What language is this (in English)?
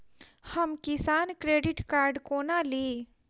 Maithili